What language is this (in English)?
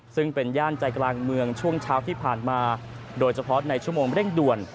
Thai